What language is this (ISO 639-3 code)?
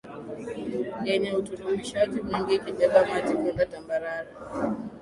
swa